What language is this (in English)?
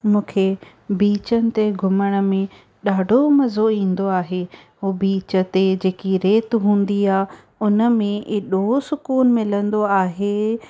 Sindhi